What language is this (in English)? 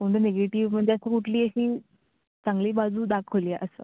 Marathi